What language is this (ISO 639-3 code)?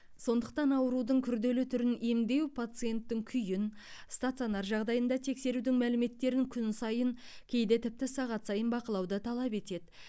kaz